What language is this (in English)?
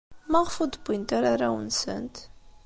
Kabyle